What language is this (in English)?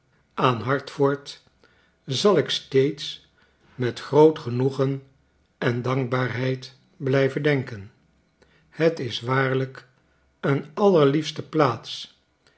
Dutch